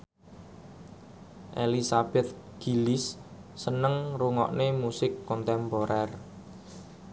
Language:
Javanese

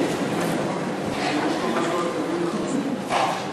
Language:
Hebrew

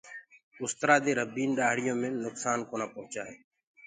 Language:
Gurgula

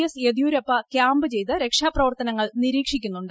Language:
Malayalam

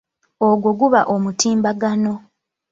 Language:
Ganda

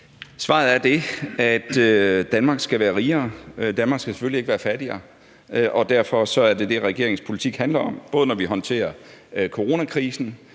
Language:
Danish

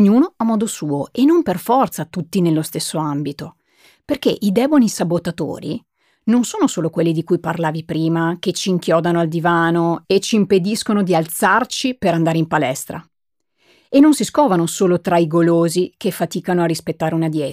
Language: Italian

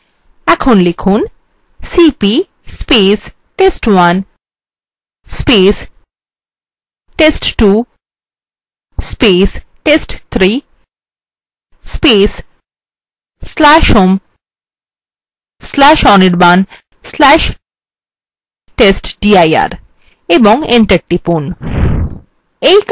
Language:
Bangla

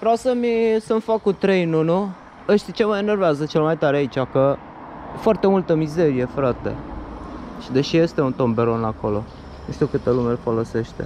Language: Romanian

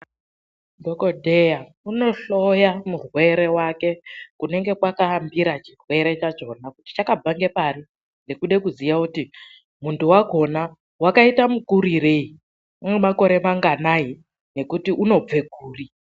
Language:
Ndau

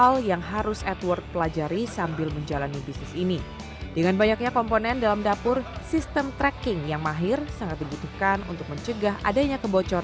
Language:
Indonesian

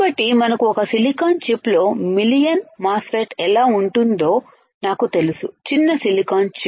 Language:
Telugu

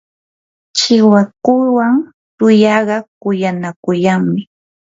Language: Yanahuanca Pasco Quechua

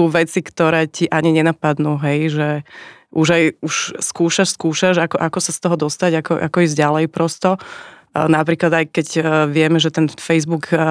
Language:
Slovak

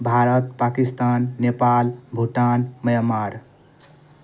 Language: Maithili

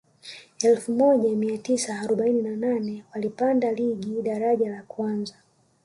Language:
Swahili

